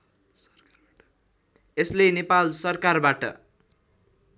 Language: Nepali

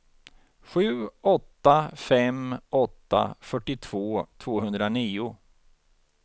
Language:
Swedish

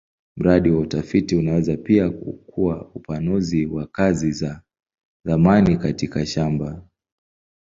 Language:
Swahili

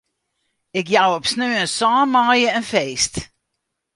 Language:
Western Frisian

